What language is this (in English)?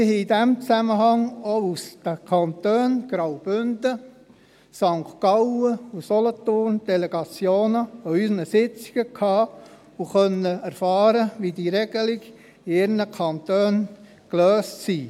Swiss German